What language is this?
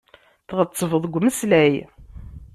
Kabyle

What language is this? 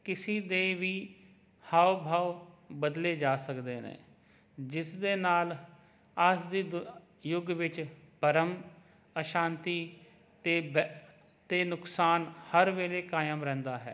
Punjabi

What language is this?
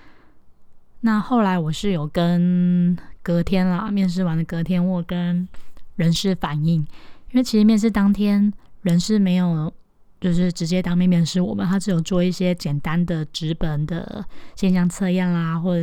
Chinese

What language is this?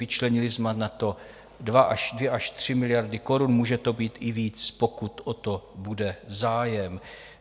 Czech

